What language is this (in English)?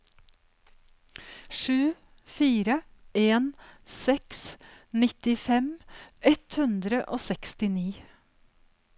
Norwegian